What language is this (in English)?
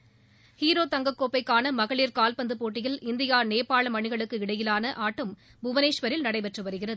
Tamil